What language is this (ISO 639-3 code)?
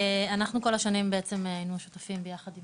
heb